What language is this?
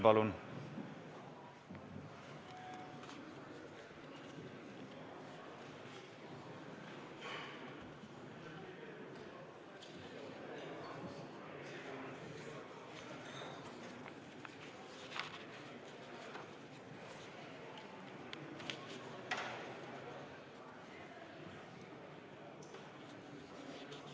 Estonian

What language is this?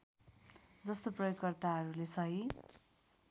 Nepali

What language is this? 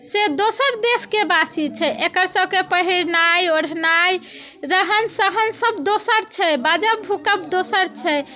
Maithili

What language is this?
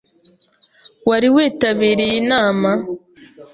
Kinyarwanda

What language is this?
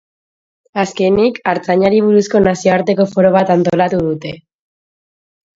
Basque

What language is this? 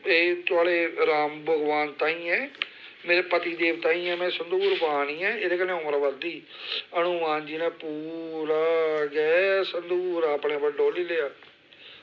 Dogri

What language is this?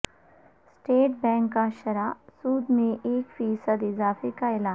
Urdu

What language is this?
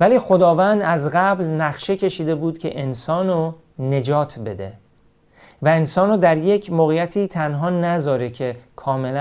Persian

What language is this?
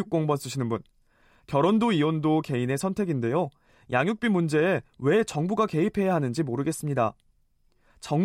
Korean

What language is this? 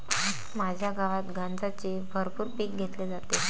Marathi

